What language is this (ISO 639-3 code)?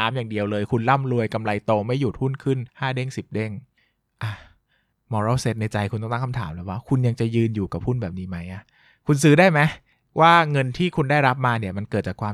tha